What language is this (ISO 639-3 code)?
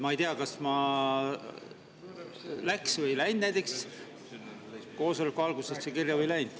est